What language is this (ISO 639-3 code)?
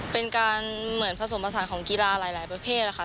tha